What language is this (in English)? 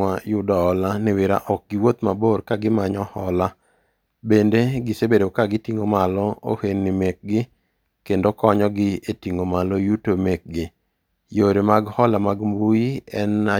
Luo (Kenya and Tanzania)